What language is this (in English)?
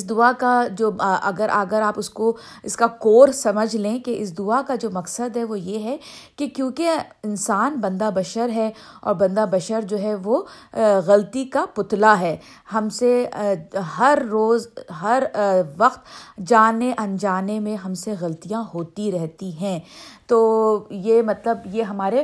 Urdu